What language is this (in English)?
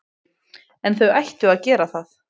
Icelandic